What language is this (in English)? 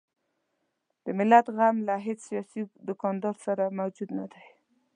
Pashto